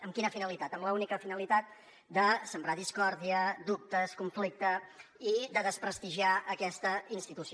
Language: Catalan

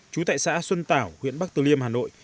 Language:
Vietnamese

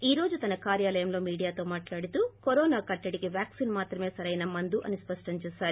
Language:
Telugu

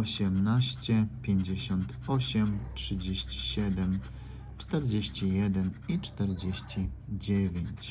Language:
Polish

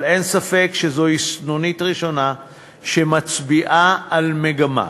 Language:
Hebrew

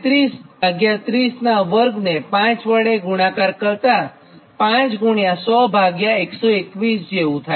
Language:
Gujarati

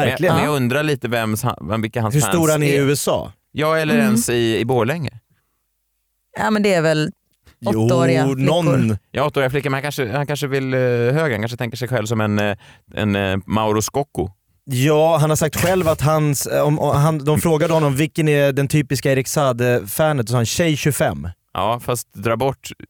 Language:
Swedish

